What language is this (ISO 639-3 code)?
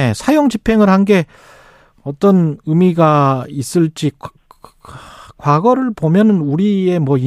kor